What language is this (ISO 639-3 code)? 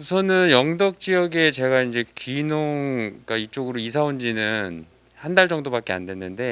kor